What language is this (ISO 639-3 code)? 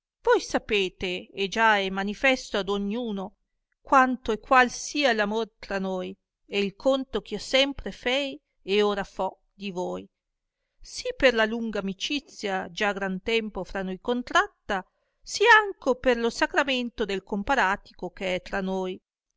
ita